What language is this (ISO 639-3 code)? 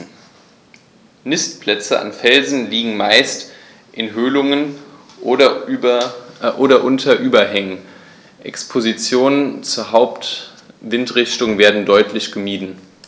deu